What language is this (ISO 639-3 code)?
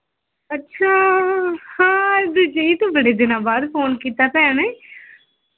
pan